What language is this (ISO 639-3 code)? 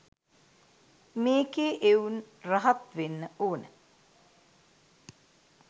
sin